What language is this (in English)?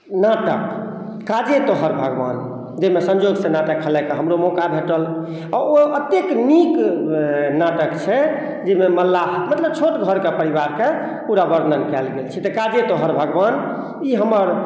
Maithili